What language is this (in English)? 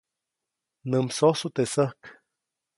Copainalá Zoque